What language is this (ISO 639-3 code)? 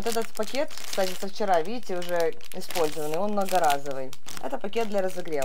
rus